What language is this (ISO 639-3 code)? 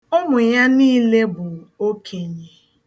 ibo